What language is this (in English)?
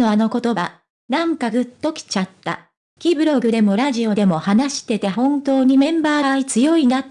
Japanese